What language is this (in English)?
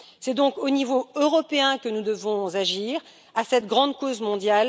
French